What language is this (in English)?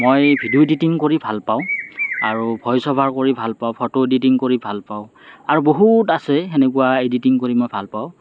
Assamese